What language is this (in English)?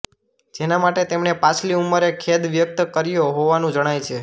Gujarati